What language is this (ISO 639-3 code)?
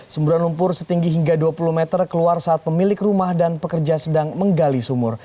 ind